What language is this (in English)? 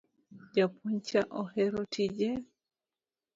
Luo (Kenya and Tanzania)